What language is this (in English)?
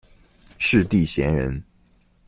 Chinese